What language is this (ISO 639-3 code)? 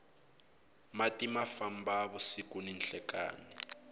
tso